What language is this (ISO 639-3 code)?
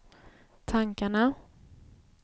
swe